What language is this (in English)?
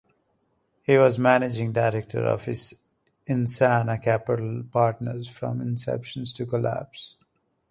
English